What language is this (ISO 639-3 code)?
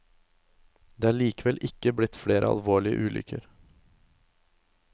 nor